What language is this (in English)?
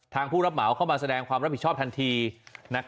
Thai